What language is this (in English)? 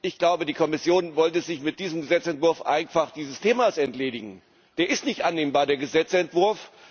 German